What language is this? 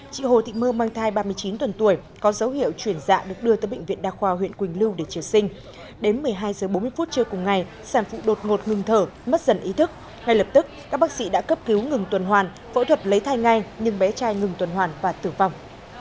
Vietnamese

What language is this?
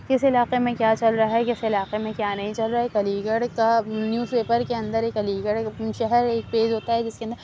Urdu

